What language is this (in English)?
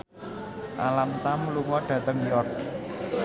Javanese